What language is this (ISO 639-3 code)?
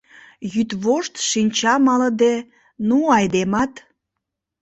chm